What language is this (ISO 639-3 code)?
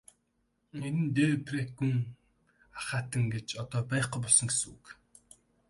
mon